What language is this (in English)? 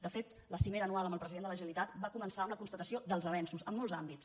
Catalan